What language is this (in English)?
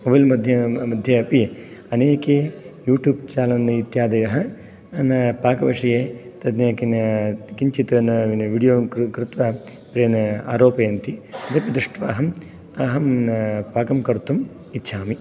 Sanskrit